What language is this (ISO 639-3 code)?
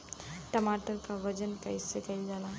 bho